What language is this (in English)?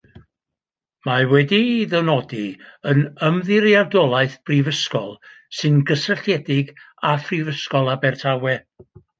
Welsh